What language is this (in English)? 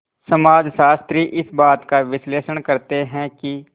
Hindi